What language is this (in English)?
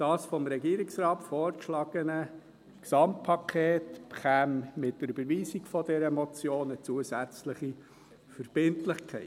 Swiss German